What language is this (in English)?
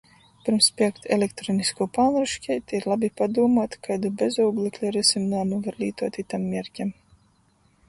Latgalian